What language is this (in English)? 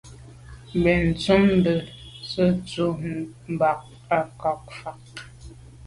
Medumba